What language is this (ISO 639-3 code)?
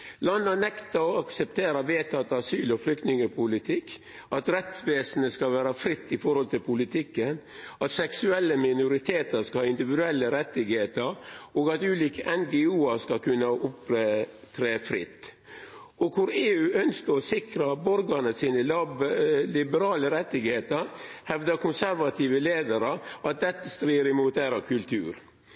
nno